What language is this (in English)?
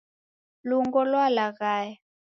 Taita